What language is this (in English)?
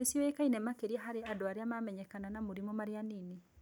Kikuyu